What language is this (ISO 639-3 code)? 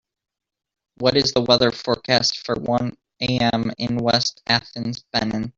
eng